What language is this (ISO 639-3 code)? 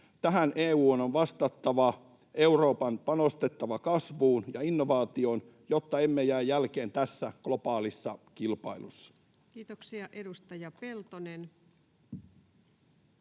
fin